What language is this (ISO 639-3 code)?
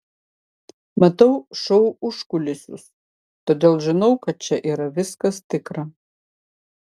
lit